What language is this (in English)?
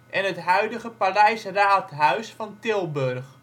Dutch